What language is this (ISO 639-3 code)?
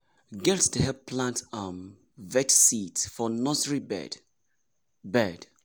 pcm